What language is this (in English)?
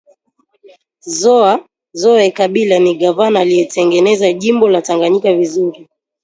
Swahili